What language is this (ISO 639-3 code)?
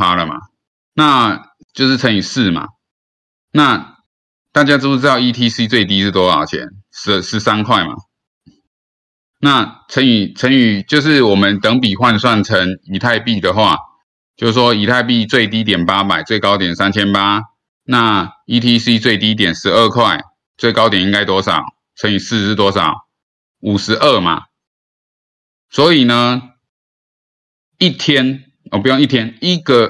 zho